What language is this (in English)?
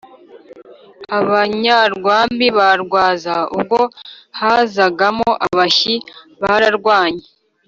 Kinyarwanda